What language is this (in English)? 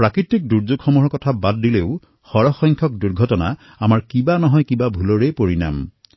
Assamese